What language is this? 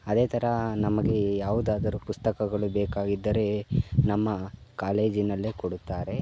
Kannada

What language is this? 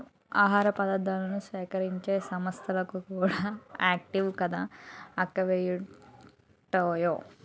Telugu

